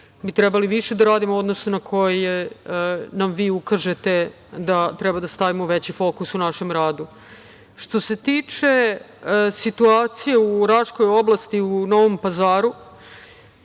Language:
Serbian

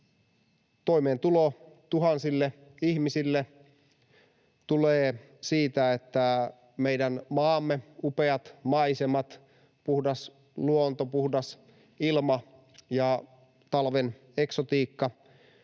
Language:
Finnish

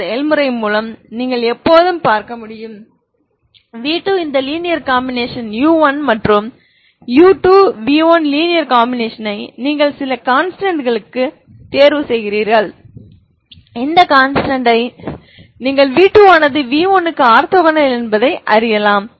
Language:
Tamil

